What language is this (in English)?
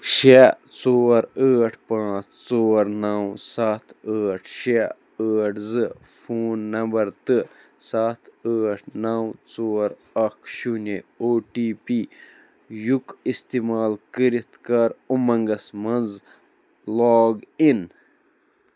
Kashmiri